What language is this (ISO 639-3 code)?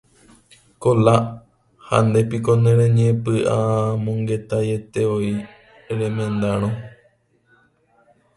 grn